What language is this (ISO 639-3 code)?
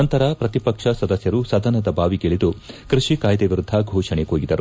kan